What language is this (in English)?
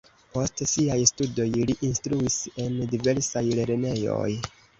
Esperanto